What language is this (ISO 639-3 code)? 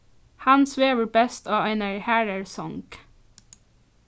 fao